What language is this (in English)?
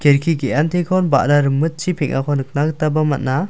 Garo